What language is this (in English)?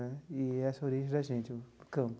Portuguese